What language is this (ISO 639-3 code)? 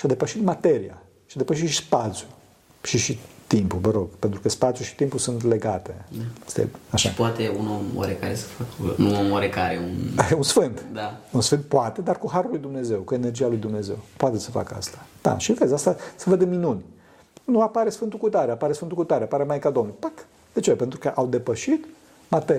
ron